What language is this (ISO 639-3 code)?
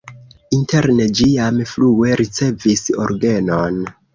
epo